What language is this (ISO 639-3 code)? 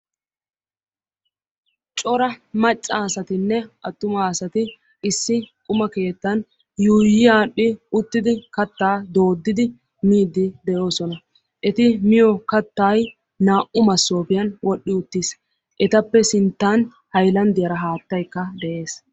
wal